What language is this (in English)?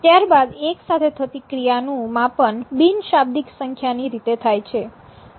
Gujarati